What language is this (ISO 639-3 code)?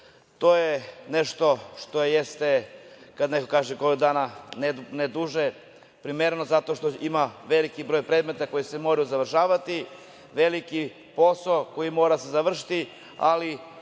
srp